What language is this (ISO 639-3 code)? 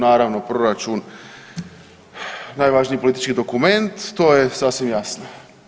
hrv